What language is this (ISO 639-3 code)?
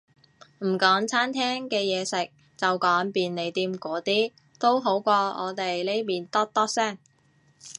yue